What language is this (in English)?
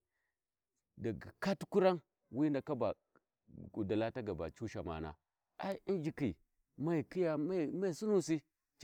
Warji